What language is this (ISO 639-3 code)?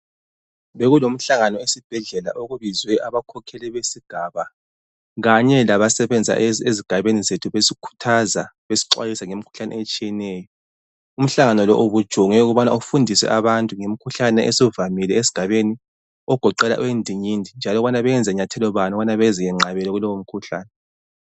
nde